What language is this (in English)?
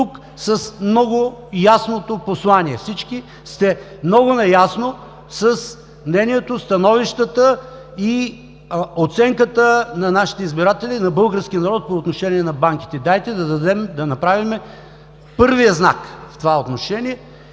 Bulgarian